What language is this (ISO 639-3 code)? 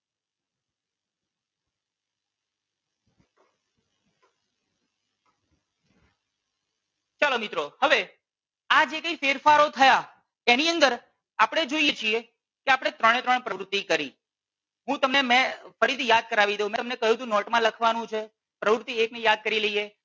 guj